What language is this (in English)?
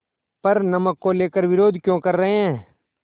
Hindi